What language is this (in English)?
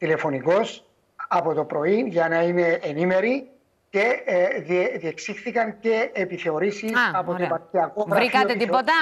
Greek